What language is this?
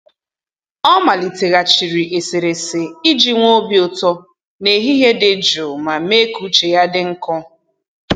Igbo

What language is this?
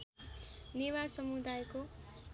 Nepali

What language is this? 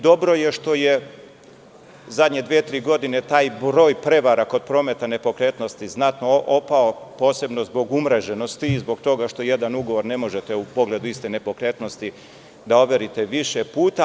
Serbian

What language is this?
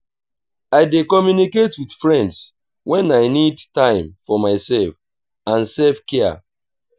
Nigerian Pidgin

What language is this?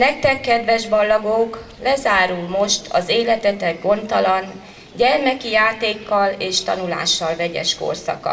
Hungarian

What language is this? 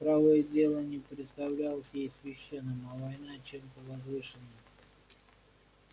Russian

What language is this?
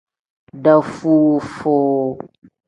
Tem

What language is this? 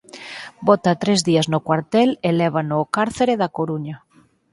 Galician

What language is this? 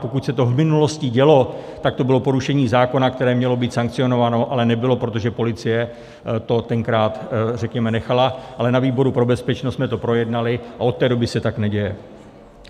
Czech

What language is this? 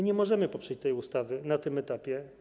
Polish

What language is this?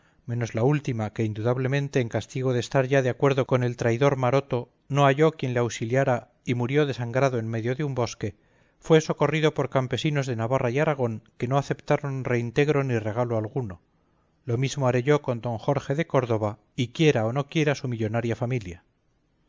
Spanish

